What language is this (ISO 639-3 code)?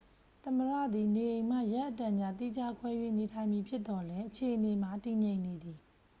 mya